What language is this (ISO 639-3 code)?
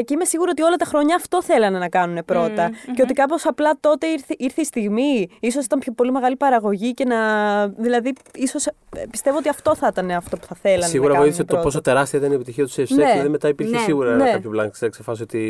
ell